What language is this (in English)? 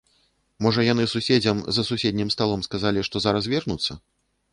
Belarusian